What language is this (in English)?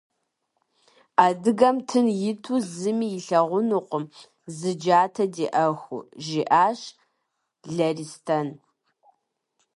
Kabardian